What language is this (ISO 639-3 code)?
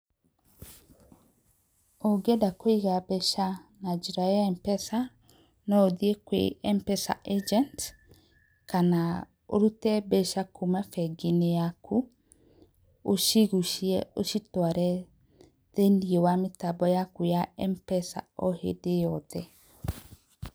kik